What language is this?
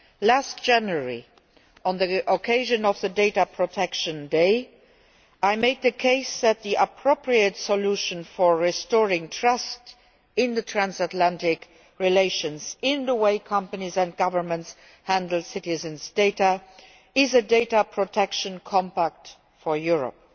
English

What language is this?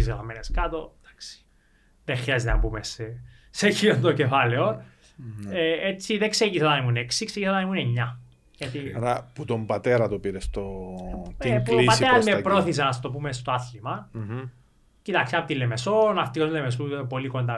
Greek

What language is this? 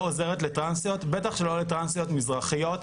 Hebrew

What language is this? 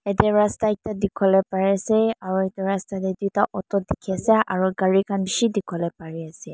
Naga Pidgin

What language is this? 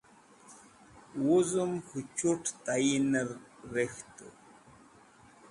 Wakhi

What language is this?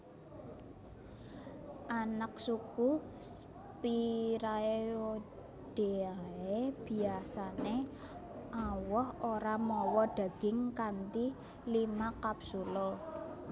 Javanese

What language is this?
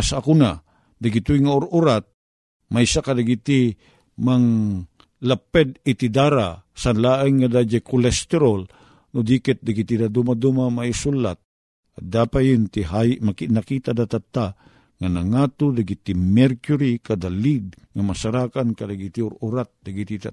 Filipino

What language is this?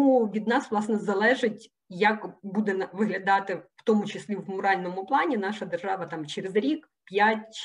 Ukrainian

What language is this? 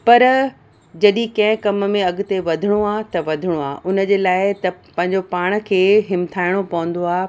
Sindhi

